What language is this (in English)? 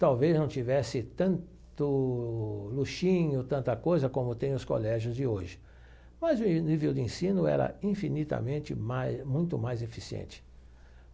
Portuguese